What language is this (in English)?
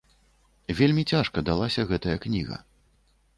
Belarusian